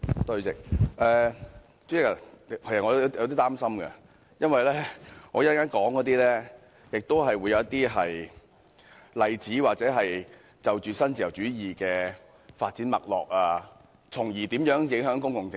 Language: Cantonese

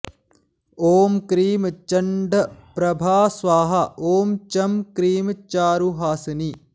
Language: Sanskrit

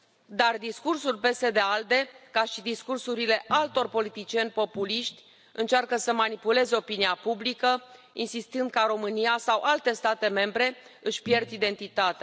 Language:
Romanian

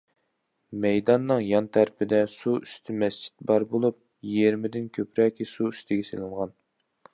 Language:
Uyghur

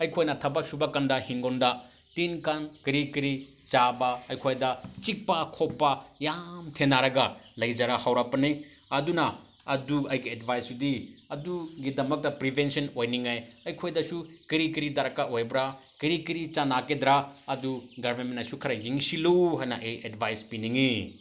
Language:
Manipuri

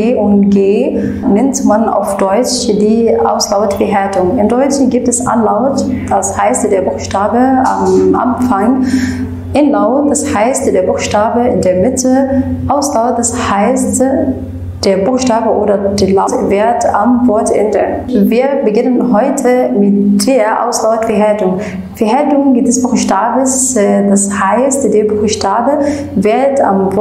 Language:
German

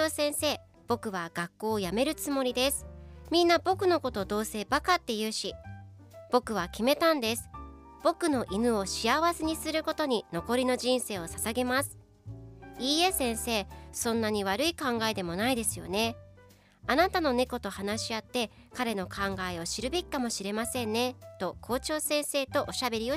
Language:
Japanese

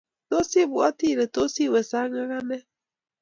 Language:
Kalenjin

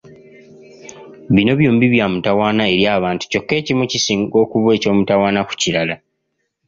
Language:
Ganda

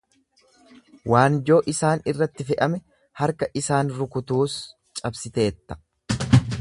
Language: Oromo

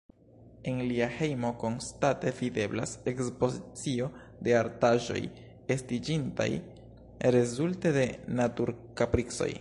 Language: Esperanto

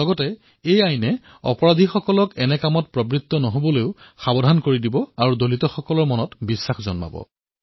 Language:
Assamese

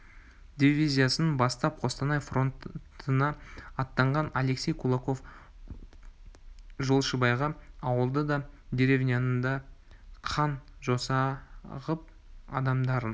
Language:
Kazakh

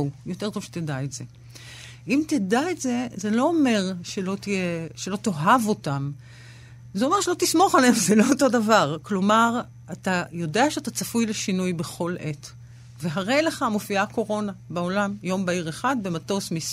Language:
Hebrew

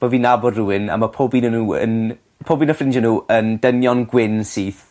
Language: Welsh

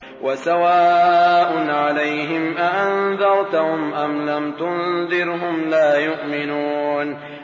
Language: Arabic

